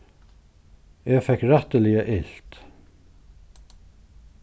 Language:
Faroese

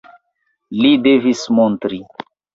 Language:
Esperanto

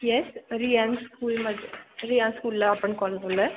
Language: Marathi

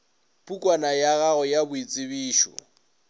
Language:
Northern Sotho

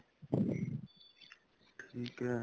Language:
Punjabi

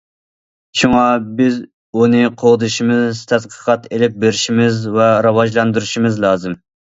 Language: Uyghur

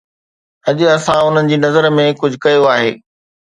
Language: Sindhi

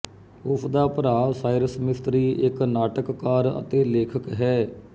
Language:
Punjabi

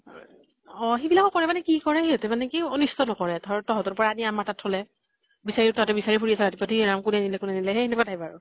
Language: Assamese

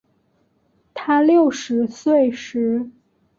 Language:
Chinese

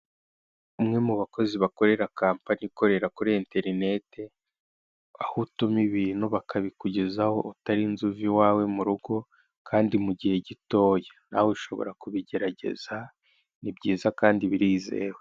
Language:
Kinyarwanda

